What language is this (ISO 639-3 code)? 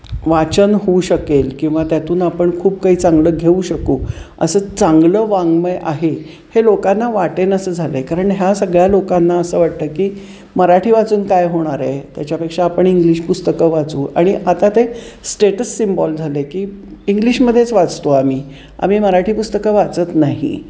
mar